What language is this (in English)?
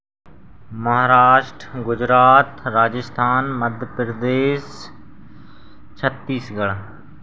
Hindi